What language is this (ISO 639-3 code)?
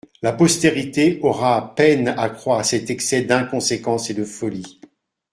fra